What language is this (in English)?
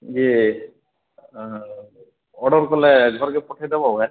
Odia